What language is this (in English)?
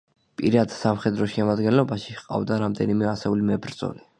Georgian